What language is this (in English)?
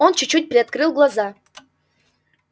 Russian